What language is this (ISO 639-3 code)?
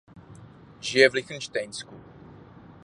ces